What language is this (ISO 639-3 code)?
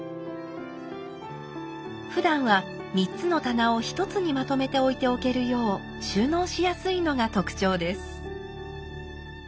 jpn